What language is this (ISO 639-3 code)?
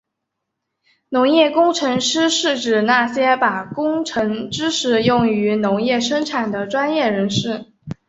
zho